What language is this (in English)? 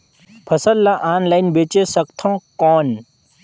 Chhattisgarhi